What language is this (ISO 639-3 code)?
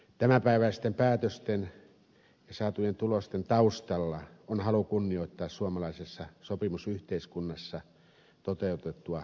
fin